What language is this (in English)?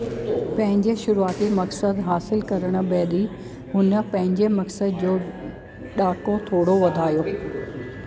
Sindhi